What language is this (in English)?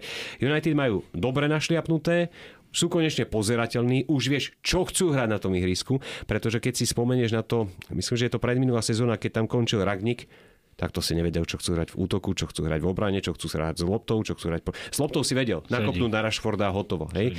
Slovak